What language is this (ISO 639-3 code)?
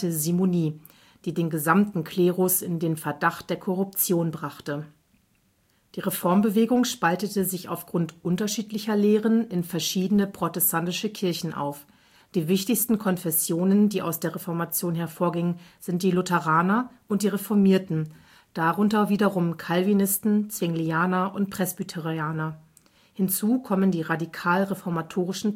deu